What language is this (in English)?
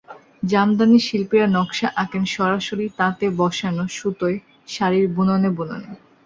Bangla